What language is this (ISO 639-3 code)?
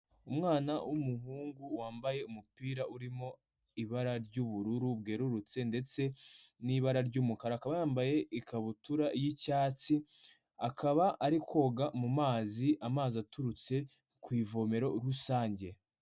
kin